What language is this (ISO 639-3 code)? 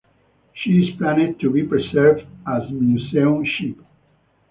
eng